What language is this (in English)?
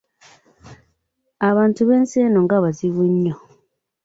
Ganda